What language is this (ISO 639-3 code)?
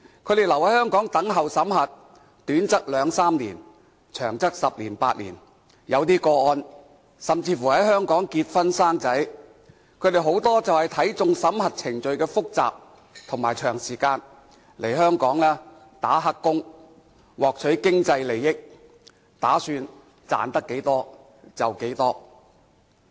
yue